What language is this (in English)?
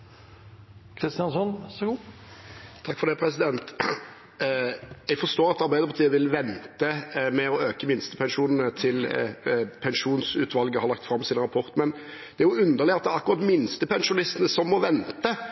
Norwegian Bokmål